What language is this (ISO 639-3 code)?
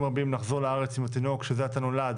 heb